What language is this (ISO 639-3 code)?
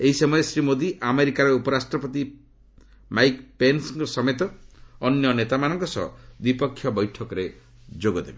ori